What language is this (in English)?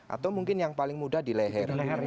Indonesian